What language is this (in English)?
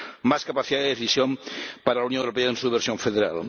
Spanish